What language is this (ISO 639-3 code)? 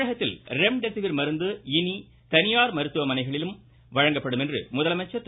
tam